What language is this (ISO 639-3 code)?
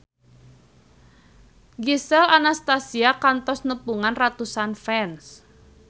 sun